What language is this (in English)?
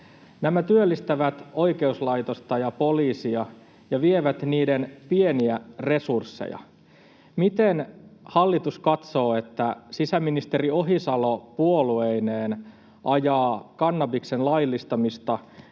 Finnish